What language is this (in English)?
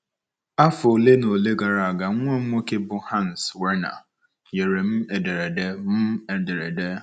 Igbo